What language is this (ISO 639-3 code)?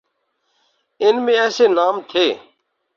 urd